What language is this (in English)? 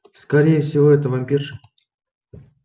Russian